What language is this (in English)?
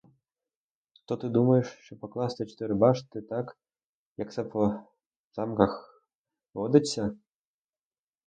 Ukrainian